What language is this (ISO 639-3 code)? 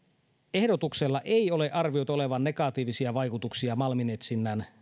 fin